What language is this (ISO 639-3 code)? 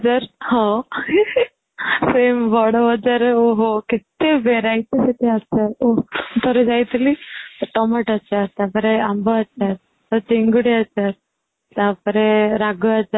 ori